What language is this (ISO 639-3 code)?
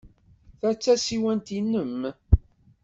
kab